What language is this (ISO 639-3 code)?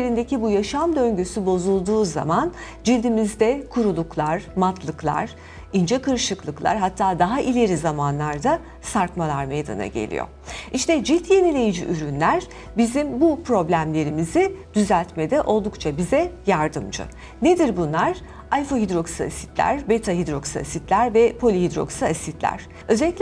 tur